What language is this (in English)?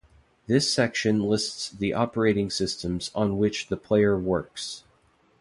English